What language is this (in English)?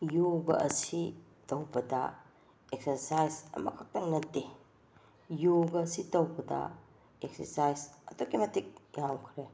Manipuri